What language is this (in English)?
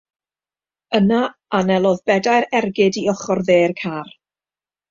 Welsh